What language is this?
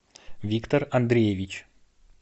Russian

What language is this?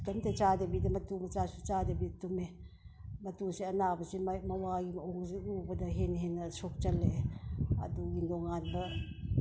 Manipuri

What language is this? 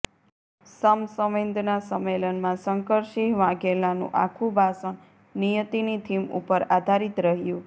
Gujarati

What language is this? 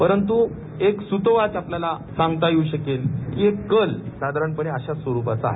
Marathi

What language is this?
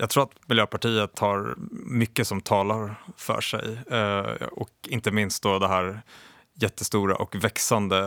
Swedish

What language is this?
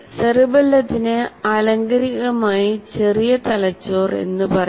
Malayalam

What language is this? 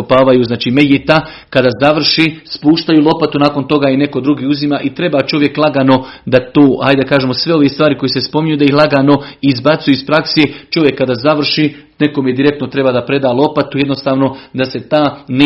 Croatian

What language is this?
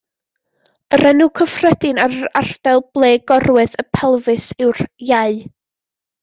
Welsh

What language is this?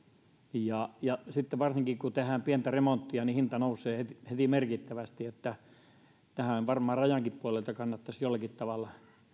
Finnish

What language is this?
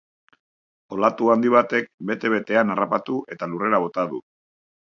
Basque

